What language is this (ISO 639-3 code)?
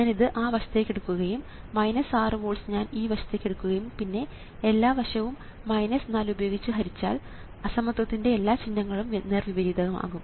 mal